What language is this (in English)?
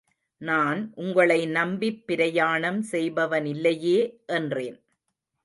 Tamil